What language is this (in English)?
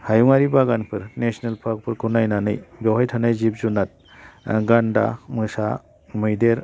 Bodo